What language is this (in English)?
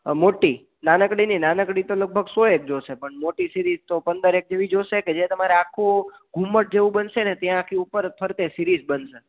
Gujarati